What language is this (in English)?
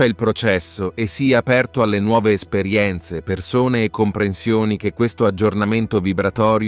Italian